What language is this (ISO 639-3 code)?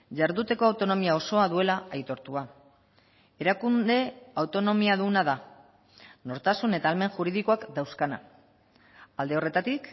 eus